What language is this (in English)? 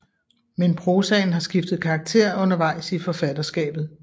Danish